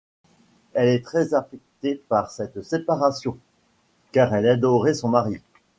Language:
French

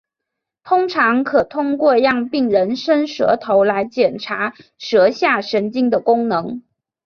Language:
Chinese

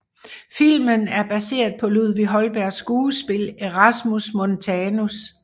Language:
Danish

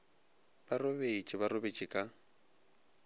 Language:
Northern Sotho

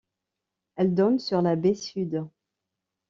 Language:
French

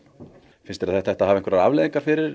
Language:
Icelandic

